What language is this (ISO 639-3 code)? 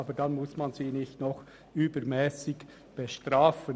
gsw